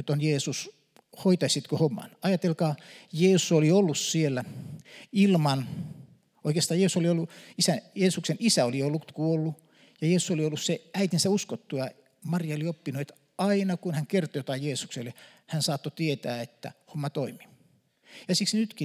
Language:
Finnish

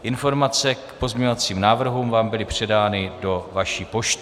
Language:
Czech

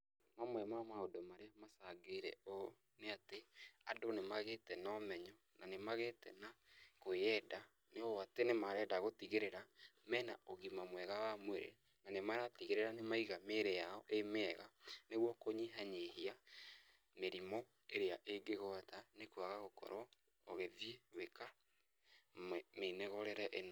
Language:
Kikuyu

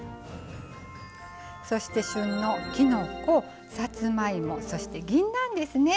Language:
Japanese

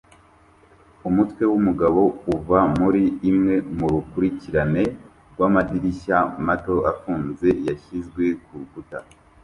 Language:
Kinyarwanda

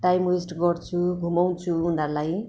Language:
Nepali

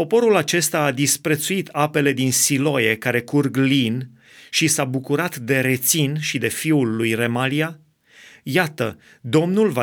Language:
Romanian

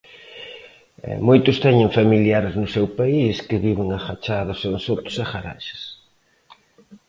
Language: Galician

